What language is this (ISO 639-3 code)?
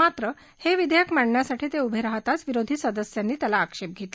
mar